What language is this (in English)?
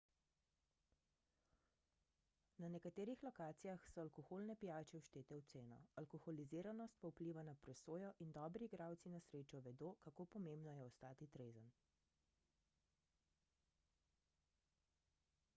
Slovenian